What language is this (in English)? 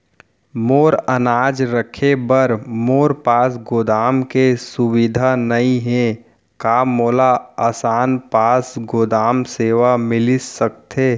Chhattisgarhi